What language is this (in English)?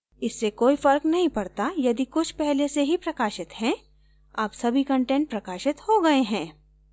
Hindi